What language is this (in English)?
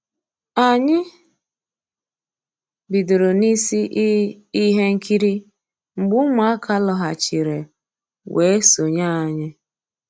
Igbo